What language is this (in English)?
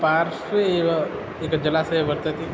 Sanskrit